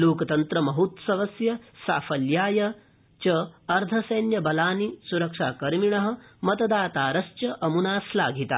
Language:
Sanskrit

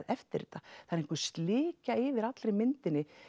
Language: Icelandic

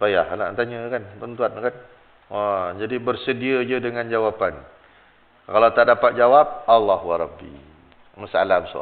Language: Malay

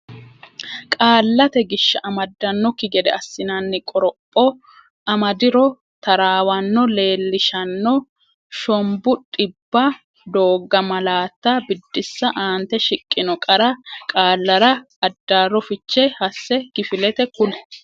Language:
Sidamo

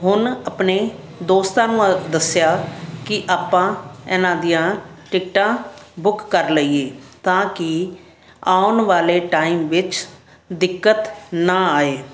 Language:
Punjabi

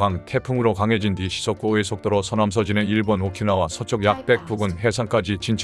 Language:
Korean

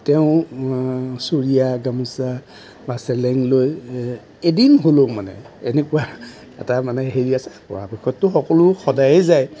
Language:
Assamese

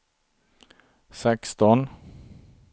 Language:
Swedish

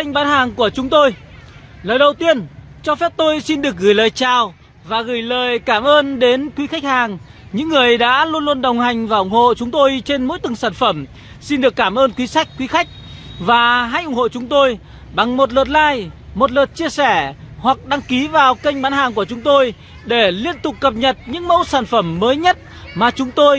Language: Vietnamese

